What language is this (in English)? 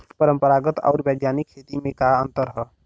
Bhojpuri